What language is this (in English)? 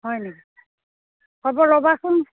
Assamese